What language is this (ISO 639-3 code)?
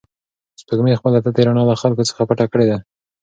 pus